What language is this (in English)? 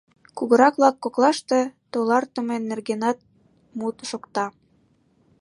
Mari